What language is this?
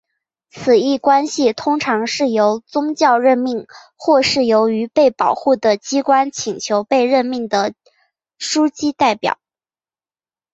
Chinese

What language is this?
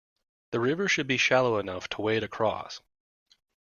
English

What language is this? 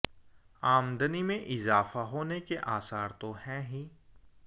Hindi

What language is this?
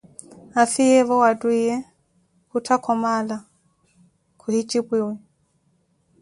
Koti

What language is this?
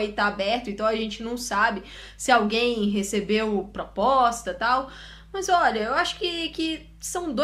Portuguese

